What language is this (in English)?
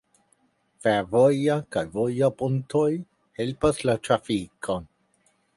Esperanto